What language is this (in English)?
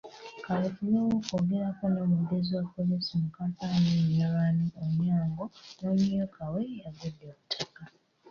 Ganda